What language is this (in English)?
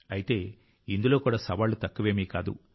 Telugu